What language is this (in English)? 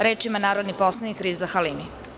Serbian